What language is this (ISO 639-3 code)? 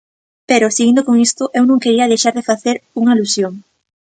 glg